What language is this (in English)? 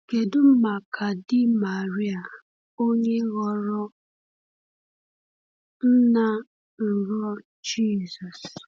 Igbo